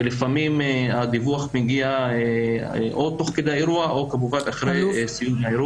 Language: Hebrew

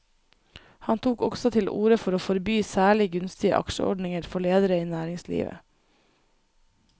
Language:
Norwegian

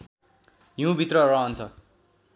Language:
Nepali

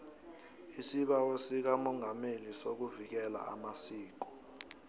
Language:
South Ndebele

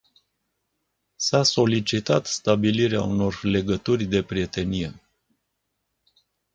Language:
Romanian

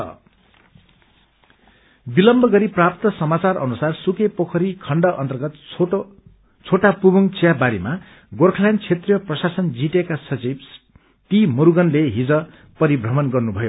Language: Nepali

